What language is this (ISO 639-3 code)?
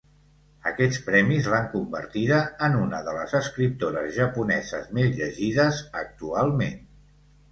cat